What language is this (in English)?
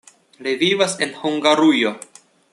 Esperanto